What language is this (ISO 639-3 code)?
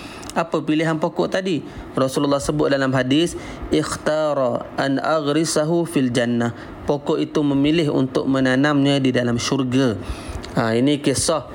msa